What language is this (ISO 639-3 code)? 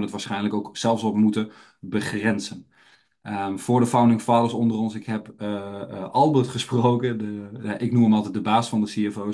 nld